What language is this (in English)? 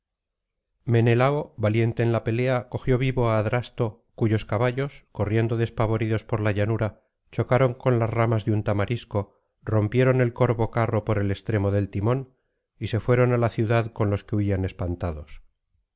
Spanish